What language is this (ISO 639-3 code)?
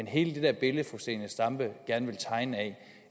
dan